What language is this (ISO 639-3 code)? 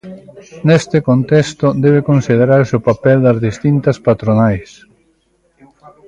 glg